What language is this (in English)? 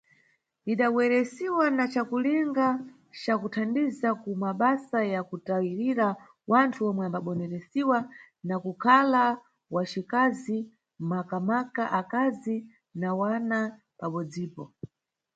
Nyungwe